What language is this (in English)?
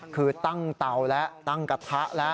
Thai